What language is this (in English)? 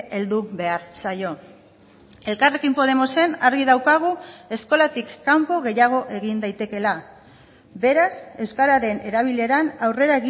Basque